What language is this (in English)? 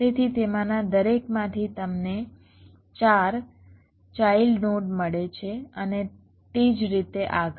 Gujarati